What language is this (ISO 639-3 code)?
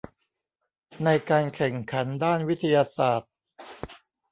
tha